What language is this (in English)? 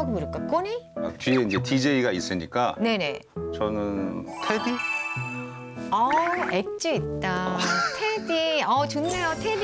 Korean